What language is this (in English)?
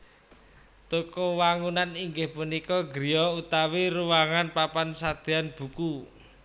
Javanese